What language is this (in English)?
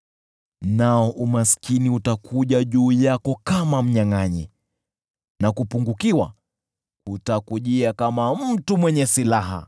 Swahili